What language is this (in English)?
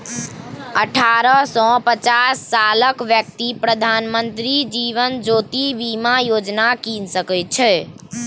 Maithili